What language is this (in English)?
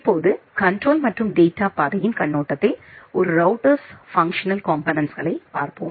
Tamil